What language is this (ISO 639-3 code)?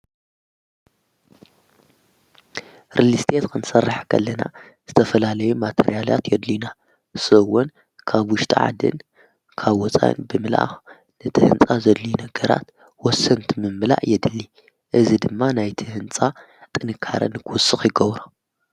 tir